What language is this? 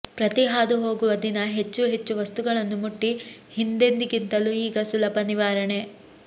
Kannada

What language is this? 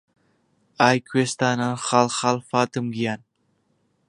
Central Kurdish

